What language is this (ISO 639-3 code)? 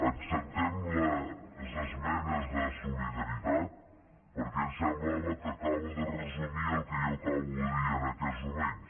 cat